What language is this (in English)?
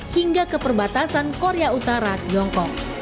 Indonesian